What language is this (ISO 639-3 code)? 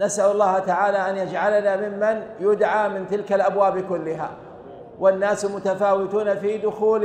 ara